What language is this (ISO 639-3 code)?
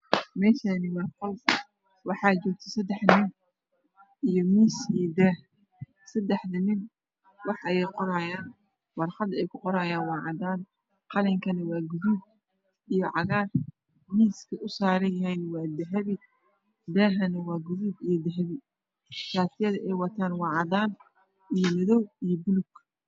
som